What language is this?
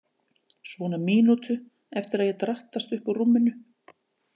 Icelandic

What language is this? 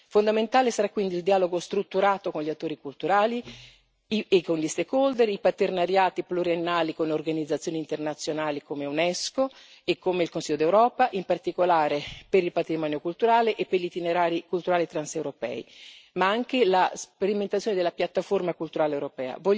Italian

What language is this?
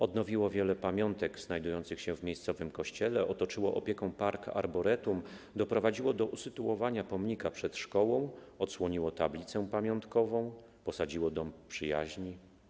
Polish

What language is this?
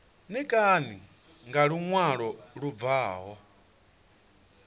Venda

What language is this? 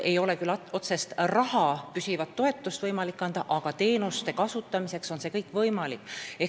Estonian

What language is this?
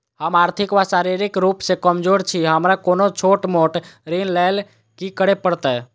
Maithili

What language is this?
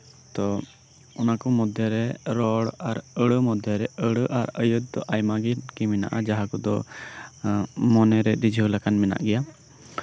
Santali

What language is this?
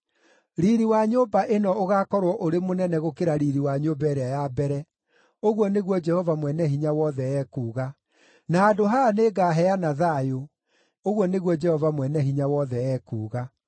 Kikuyu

